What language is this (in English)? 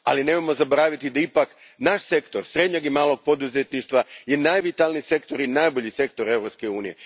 Croatian